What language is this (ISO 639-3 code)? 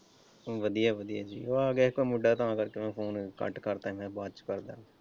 pan